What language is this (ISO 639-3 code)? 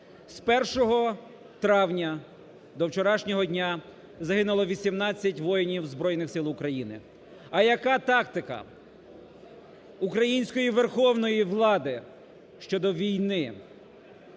ukr